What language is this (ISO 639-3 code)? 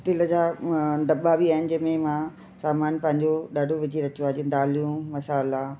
snd